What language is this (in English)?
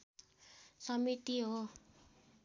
Nepali